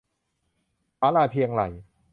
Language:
Thai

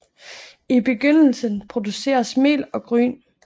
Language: Danish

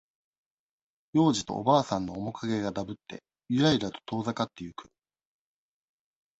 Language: Japanese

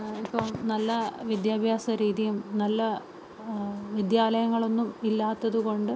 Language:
Malayalam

